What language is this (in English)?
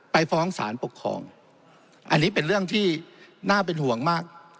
Thai